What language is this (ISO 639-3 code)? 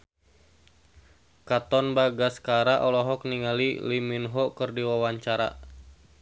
sun